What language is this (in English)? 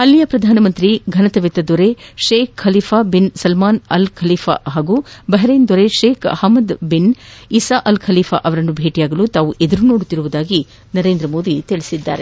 Kannada